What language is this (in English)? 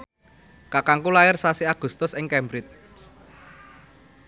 Javanese